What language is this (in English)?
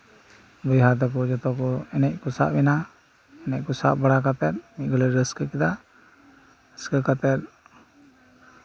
Santali